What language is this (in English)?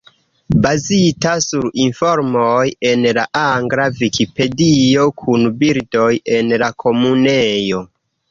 Esperanto